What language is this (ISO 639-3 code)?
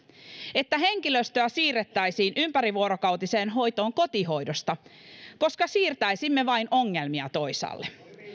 fin